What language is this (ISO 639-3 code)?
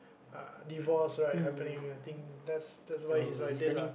eng